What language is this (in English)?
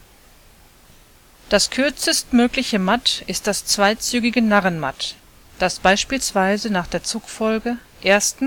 German